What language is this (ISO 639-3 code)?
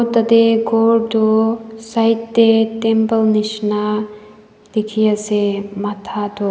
nag